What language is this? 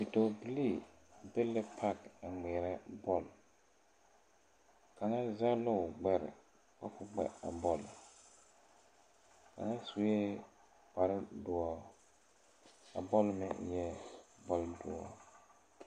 Southern Dagaare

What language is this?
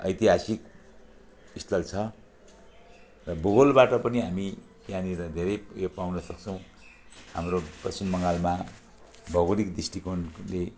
Nepali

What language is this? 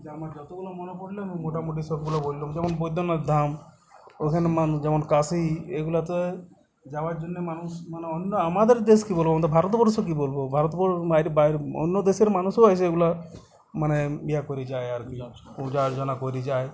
Bangla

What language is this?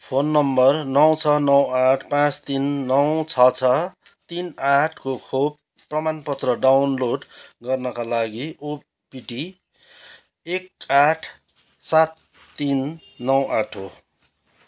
Nepali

